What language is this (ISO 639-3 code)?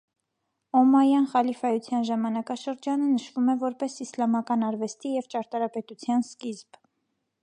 hye